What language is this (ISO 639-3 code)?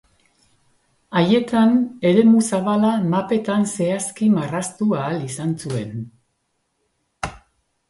eus